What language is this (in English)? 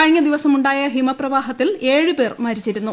Malayalam